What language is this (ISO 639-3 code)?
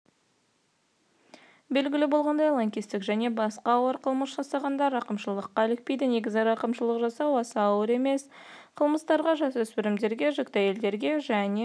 kaz